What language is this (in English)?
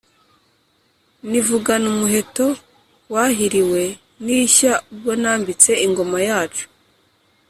Kinyarwanda